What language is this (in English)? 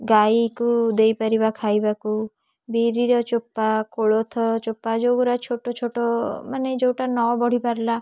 Odia